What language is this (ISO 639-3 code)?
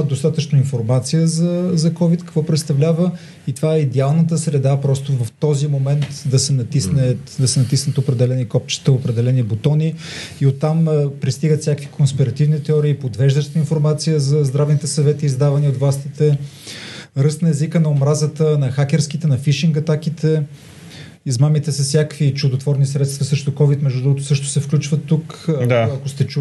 bul